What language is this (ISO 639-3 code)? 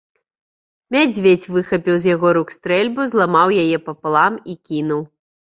bel